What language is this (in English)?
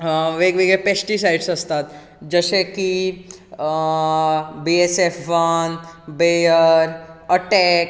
Konkani